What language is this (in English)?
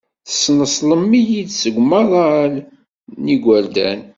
Kabyle